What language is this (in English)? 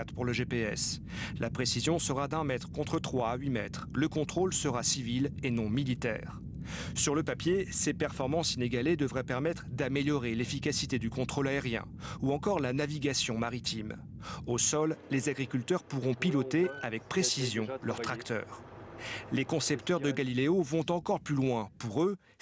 French